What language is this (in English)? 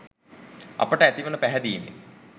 Sinhala